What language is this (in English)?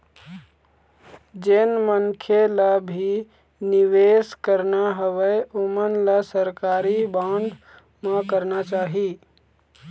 Chhattisgarhi